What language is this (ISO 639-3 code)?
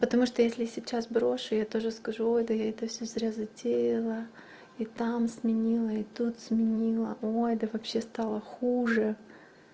rus